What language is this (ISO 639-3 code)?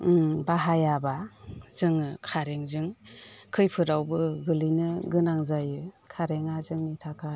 brx